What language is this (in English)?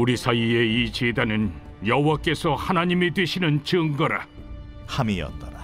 Korean